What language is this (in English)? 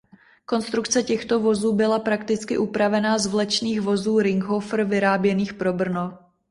Czech